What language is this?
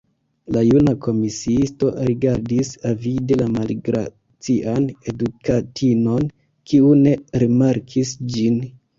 Esperanto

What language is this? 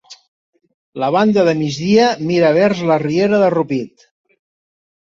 Catalan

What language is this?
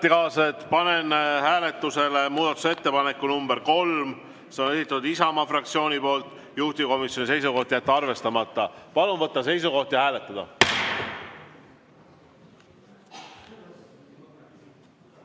Estonian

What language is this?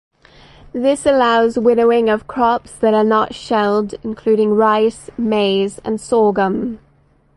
English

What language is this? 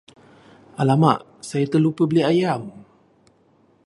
Malay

